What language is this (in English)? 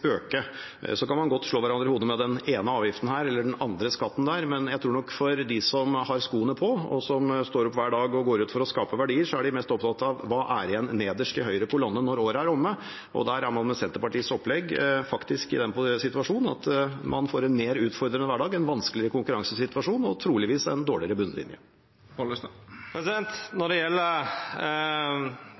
Norwegian